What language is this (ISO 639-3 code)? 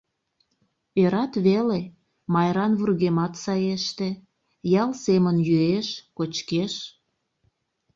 chm